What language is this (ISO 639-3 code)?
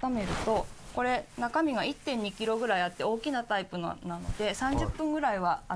jpn